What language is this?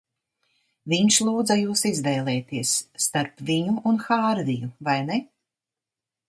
Latvian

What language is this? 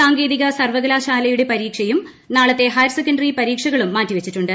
Malayalam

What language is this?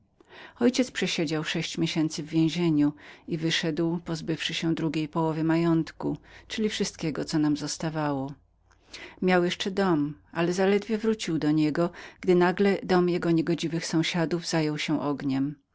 Polish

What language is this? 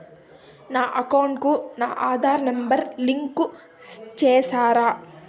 Telugu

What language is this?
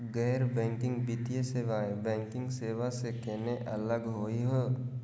Magahi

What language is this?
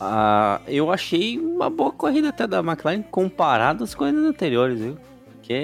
Portuguese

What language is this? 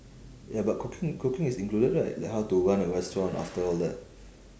English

